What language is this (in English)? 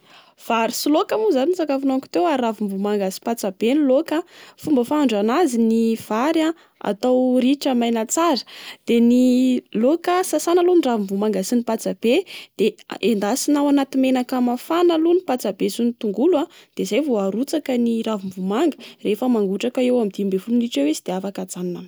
Malagasy